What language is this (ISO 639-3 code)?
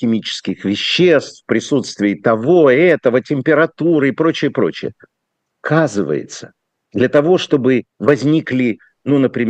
rus